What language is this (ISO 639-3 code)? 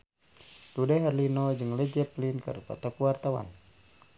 sun